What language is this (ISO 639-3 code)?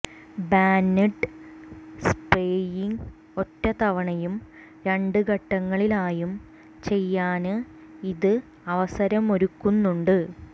mal